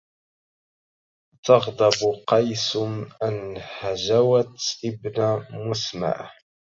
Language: Arabic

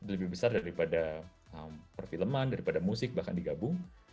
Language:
Indonesian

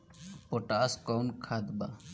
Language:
Bhojpuri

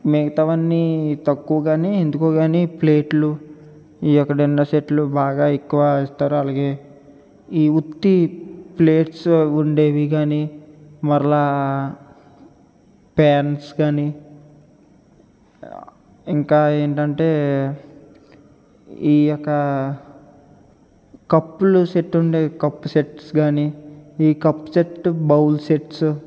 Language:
Telugu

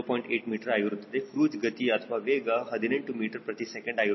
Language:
Kannada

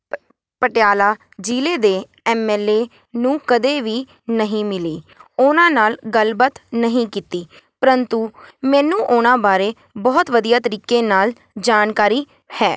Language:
Punjabi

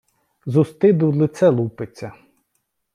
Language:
Ukrainian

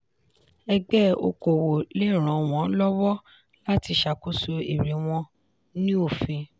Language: Yoruba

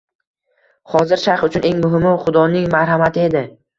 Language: Uzbek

